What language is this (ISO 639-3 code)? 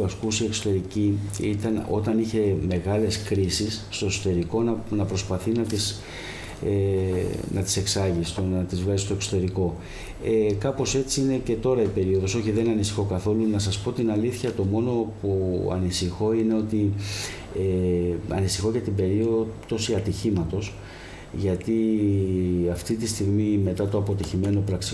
ell